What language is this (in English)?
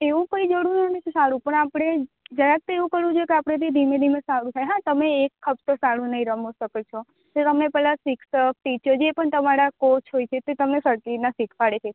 Gujarati